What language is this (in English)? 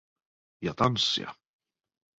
Finnish